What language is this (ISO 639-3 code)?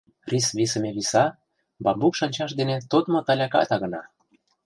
chm